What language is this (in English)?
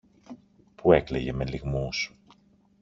Greek